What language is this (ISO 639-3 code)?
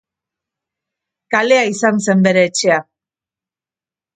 eus